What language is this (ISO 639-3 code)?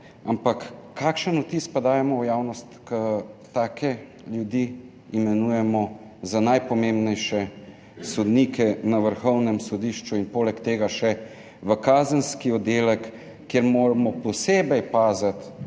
slv